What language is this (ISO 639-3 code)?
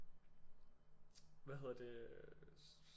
dan